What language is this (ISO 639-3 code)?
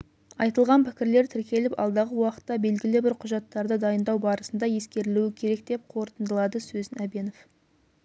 kaz